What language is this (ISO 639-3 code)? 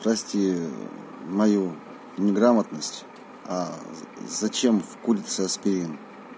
rus